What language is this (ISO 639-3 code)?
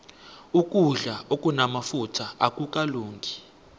nbl